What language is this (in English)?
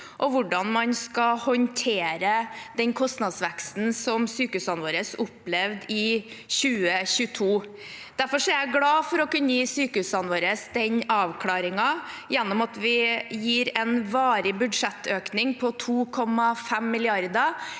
Norwegian